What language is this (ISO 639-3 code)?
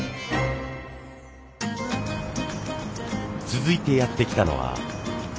jpn